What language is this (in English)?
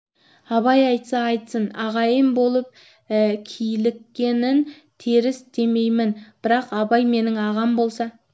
Kazakh